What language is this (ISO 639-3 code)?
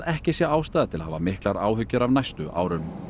isl